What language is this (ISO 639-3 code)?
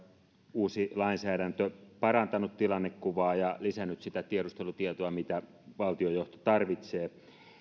fin